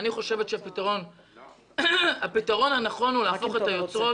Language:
Hebrew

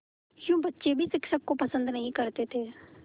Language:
Hindi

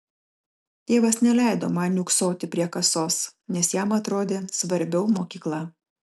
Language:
Lithuanian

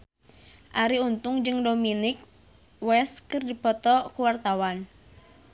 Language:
Sundanese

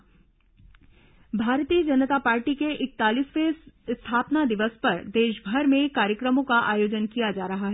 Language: Hindi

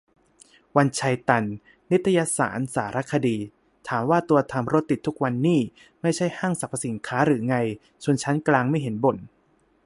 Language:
Thai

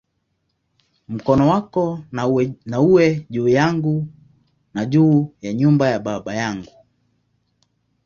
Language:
Swahili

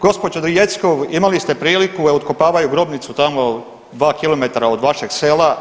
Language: Croatian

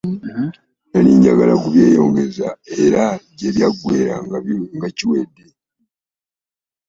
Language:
Ganda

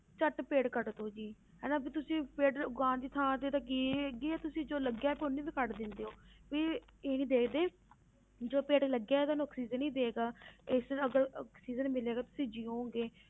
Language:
Punjabi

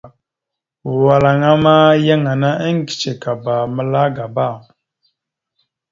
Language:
Mada (Cameroon)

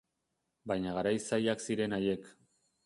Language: Basque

